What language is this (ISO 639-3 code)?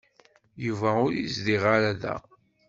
kab